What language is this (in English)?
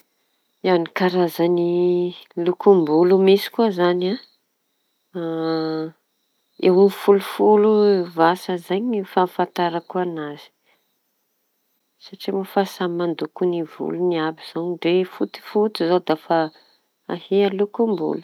Tanosy Malagasy